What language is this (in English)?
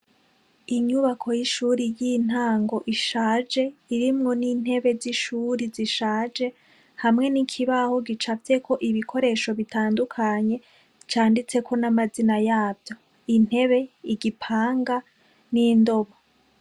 Rundi